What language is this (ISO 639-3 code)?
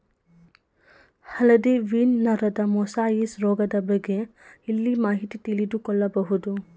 kan